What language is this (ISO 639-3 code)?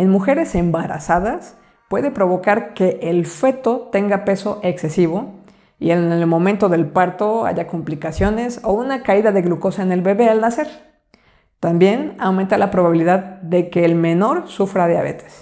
spa